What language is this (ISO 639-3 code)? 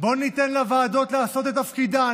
heb